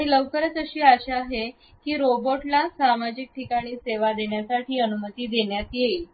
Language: Marathi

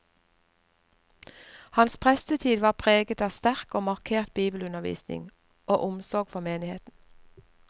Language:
Norwegian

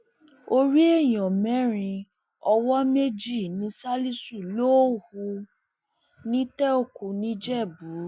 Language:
Yoruba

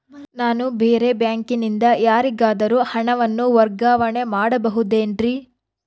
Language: Kannada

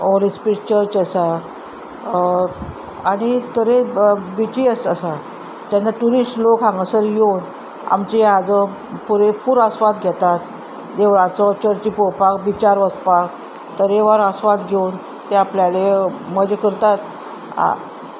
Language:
Konkani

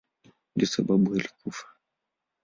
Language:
Swahili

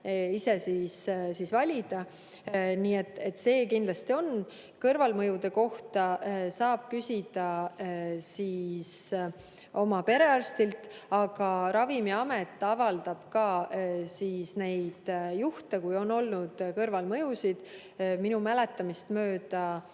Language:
Estonian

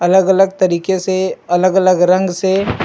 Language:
Chhattisgarhi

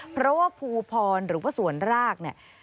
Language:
Thai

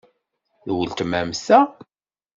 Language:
Kabyle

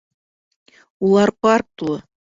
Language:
Bashkir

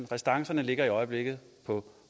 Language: Danish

